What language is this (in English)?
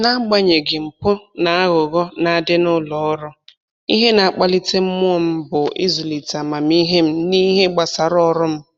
Igbo